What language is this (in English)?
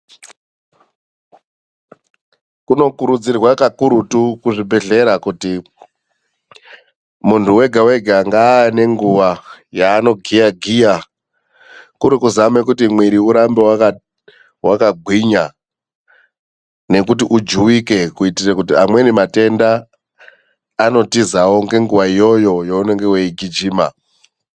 Ndau